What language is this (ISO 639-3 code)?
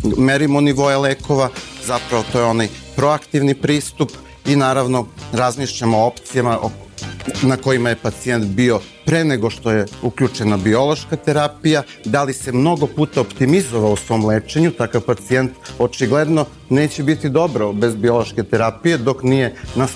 hrv